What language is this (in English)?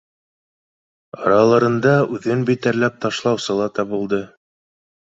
Bashkir